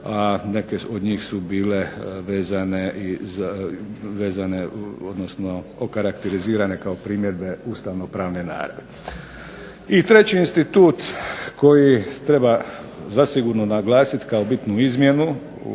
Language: Croatian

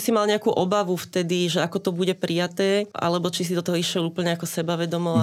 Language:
Slovak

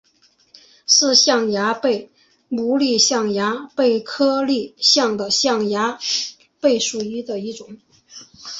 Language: Chinese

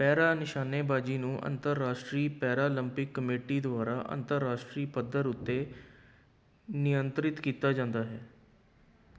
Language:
Punjabi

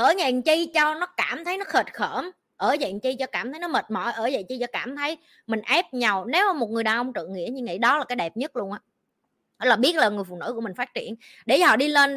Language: Vietnamese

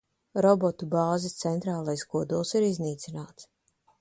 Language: Latvian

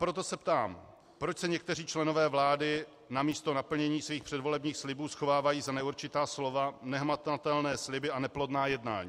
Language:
Czech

